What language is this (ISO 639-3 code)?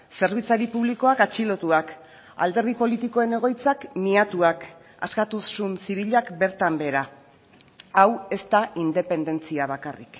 eus